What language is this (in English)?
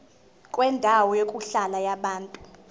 Zulu